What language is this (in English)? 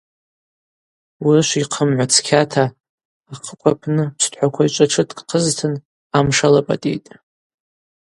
Abaza